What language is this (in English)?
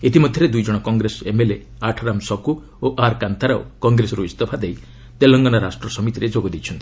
Odia